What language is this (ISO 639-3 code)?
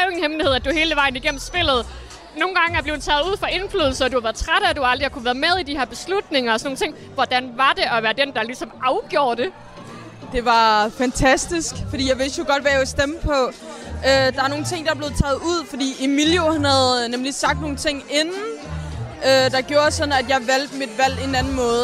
dan